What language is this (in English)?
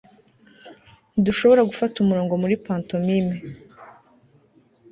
Kinyarwanda